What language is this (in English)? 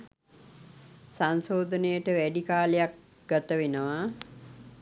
Sinhala